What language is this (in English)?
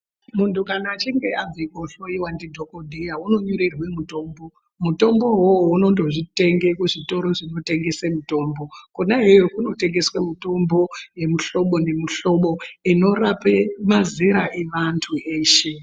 Ndau